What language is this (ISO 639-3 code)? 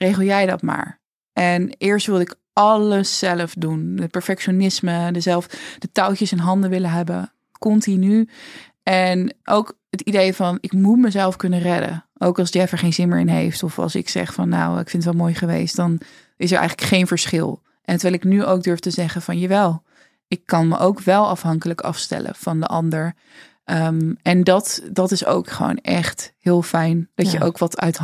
nld